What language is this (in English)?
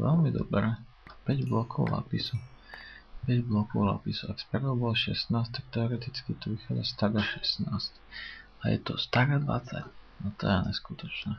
Polish